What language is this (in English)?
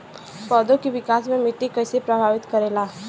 Bhojpuri